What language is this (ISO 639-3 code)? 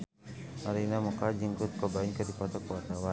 sun